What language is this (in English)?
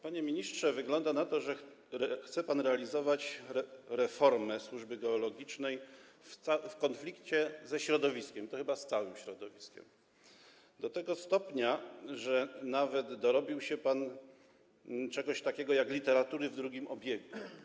Polish